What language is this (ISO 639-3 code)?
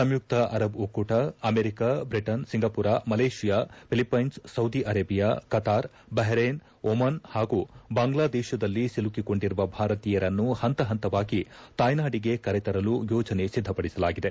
kan